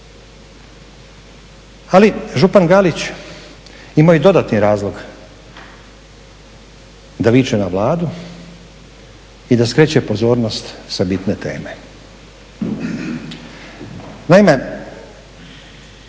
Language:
Croatian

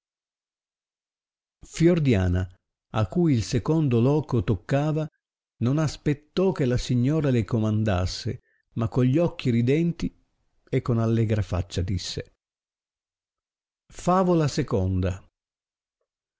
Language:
Italian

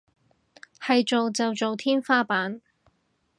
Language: Cantonese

